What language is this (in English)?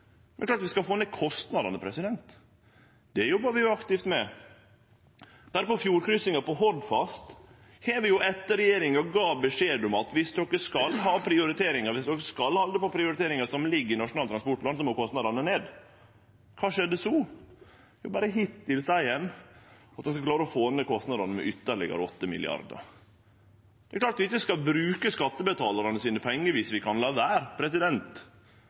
Norwegian Nynorsk